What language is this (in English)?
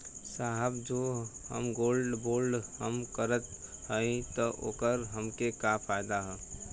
Bhojpuri